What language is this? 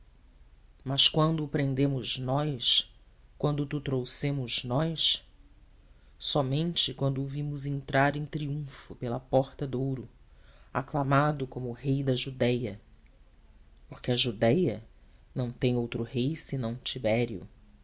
Portuguese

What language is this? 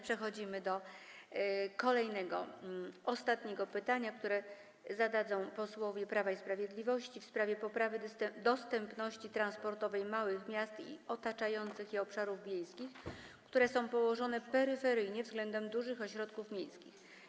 Polish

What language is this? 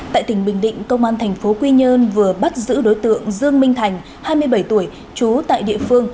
Vietnamese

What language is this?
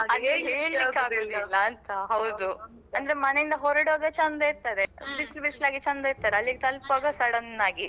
Kannada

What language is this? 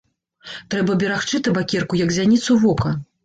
Belarusian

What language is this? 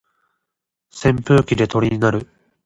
Japanese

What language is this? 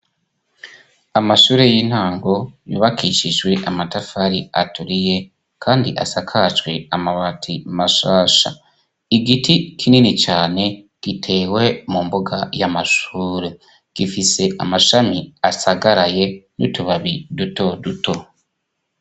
Rundi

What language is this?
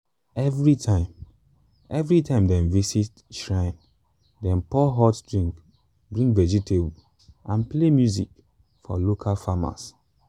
Nigerian Pidgin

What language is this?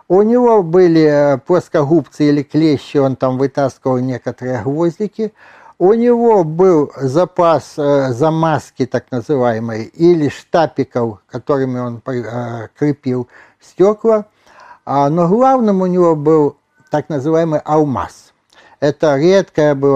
Russian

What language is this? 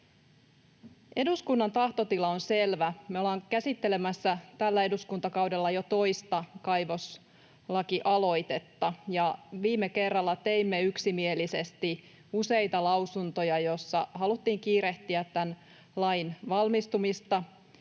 Finnish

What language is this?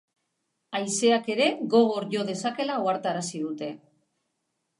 Basque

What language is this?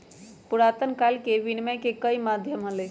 Magahi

